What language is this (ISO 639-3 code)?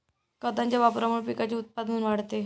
mar